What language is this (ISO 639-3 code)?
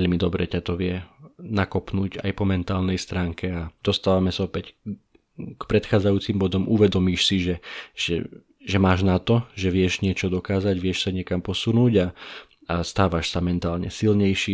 slk